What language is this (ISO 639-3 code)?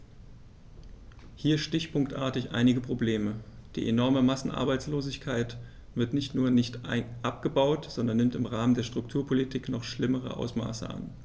deu